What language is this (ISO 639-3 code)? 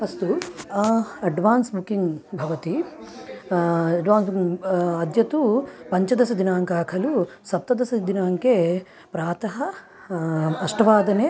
san